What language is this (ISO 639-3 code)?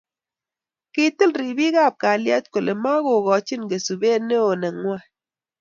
kln